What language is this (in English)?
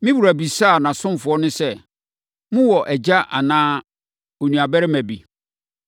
Akan